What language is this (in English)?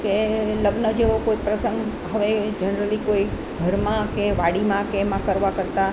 Gujarati